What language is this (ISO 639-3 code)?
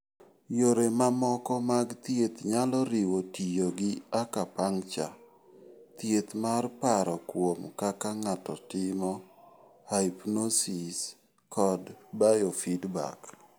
luo